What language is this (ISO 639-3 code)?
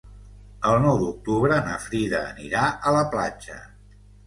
cat